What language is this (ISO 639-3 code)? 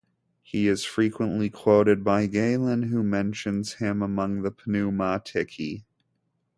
eng